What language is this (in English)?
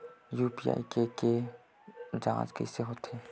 Chhattisgarhi